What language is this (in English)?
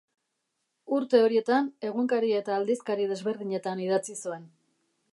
Basque